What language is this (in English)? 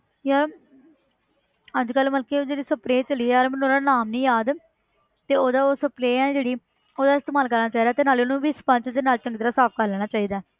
Punjabi